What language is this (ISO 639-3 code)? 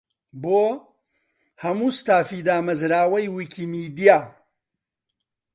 ckb